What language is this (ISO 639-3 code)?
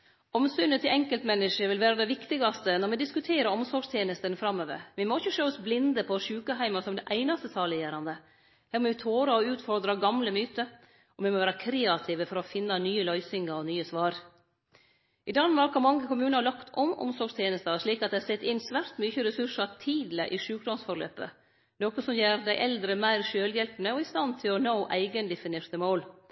nno